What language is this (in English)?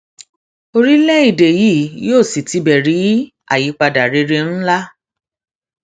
Yoruba